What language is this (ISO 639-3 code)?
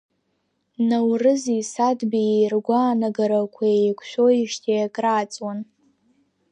abk